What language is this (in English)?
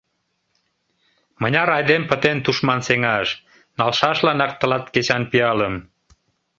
Mari